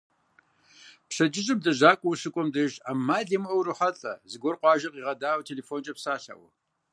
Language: Kabardian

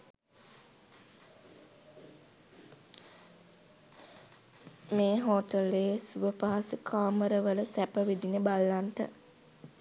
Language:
Sinhala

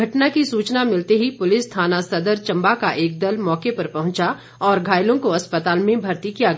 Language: Hindi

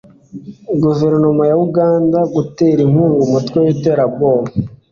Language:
Kinyarwanda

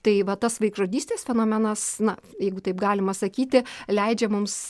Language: Lithuanian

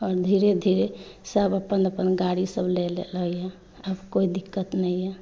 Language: Maithili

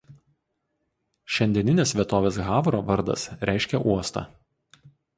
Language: Lithuanian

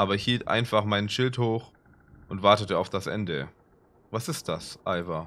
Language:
German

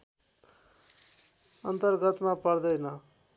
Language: Nepali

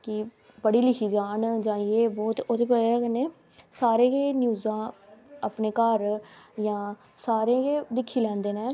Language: Dogri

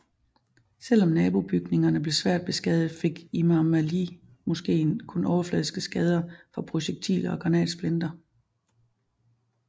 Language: Danish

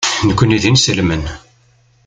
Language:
Kabyle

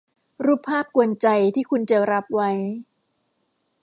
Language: Thai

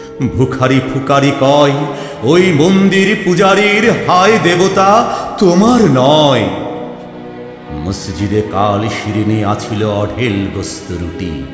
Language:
Bangla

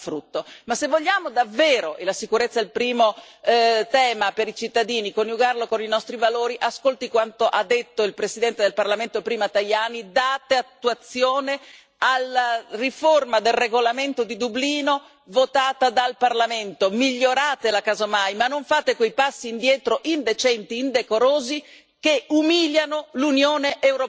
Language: Italian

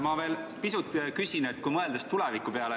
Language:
Estonian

